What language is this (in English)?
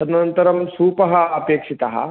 Sanskrit